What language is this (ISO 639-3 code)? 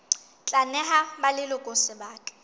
sot